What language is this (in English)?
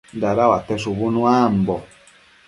Matsés